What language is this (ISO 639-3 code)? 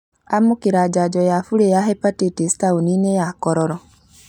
kik